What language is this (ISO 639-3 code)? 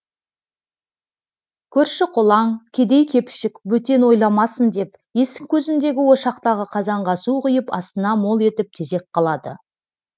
kaz